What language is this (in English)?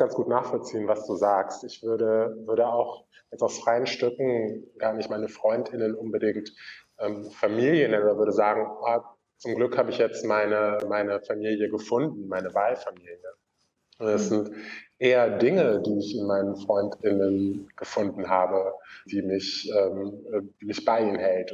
German